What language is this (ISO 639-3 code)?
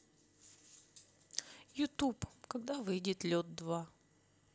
rus